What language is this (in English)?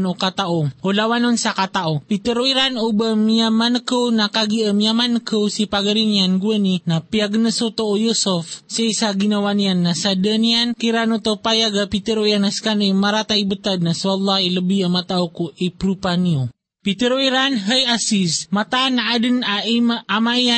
Filipino